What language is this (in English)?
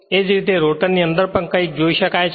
Gujarati